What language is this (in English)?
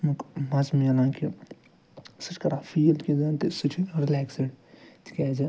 Kashmiri